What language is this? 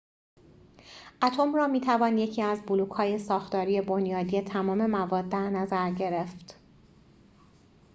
Persian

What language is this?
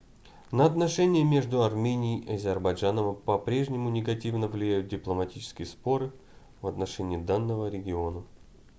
Russian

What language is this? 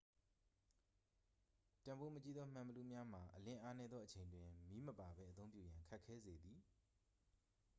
Burmese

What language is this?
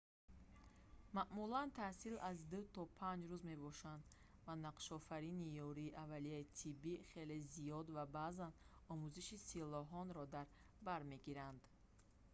Tajik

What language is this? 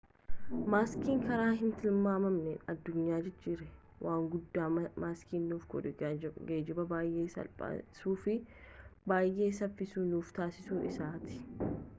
Oromo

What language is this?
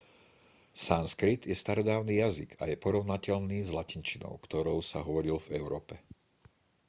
Slovak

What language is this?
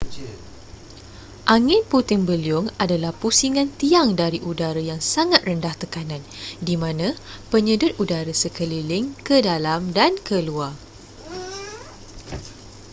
Malay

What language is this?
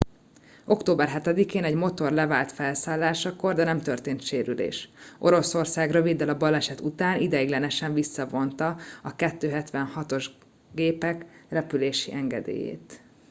Hungarian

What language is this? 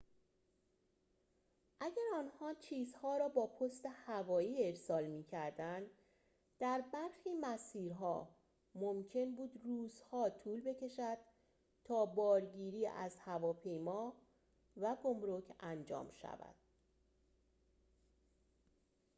Persian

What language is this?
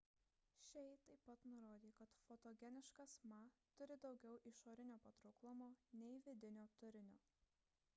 Lithuanian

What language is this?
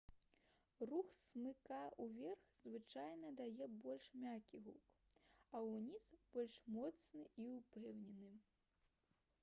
Belarusian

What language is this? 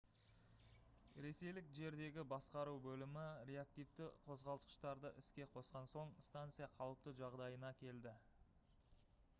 Kazakh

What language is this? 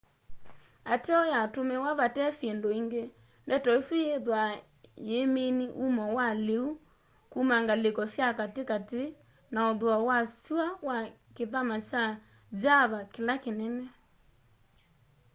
Kamba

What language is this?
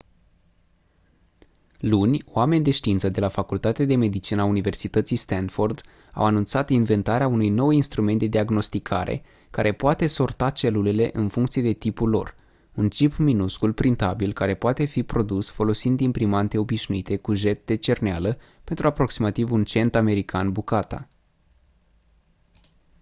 Romanian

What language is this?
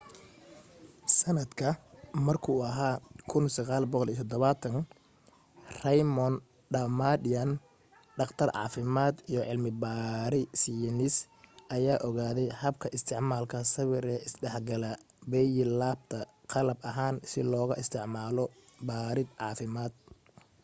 Somali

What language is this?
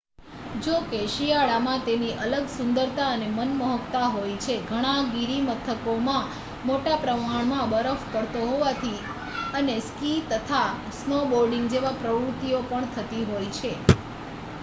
Gujarati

